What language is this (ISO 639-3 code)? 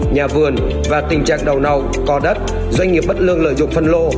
vie